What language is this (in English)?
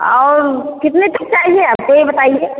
Hindi